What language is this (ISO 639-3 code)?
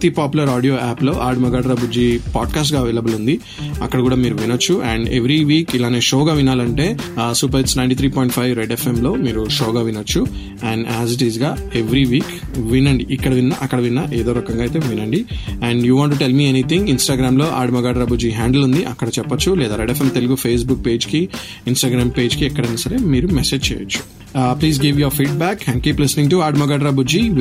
tel